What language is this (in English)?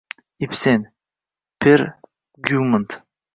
Uzbek